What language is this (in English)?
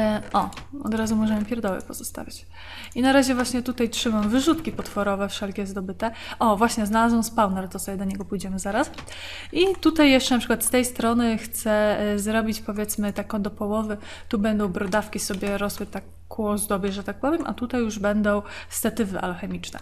Polish